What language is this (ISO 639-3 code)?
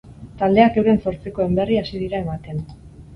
eus